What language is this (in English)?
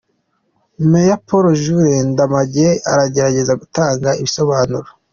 Kinyarwanda